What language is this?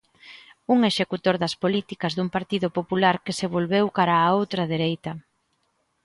Galician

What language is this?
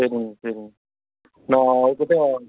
Tamil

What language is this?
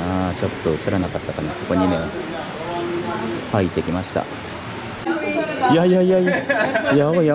Japanese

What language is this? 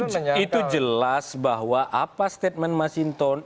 Indonesian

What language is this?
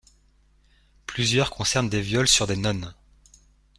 French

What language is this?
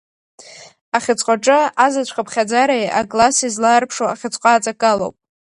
Abkhazian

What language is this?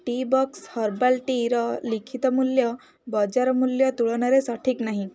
Odia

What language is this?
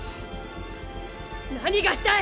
Japanese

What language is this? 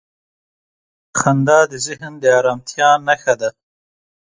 Pashto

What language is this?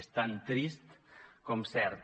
Catalan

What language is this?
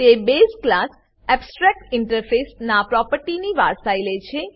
Gujarati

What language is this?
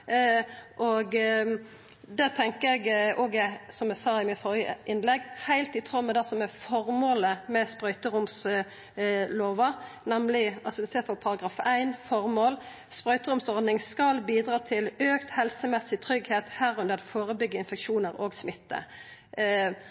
Norwegian Nynorsk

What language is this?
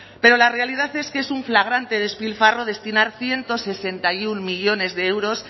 Spanish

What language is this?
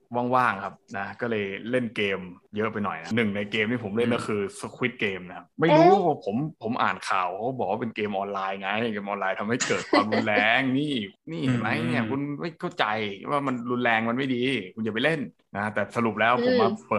Thai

